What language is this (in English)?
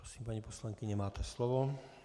Czech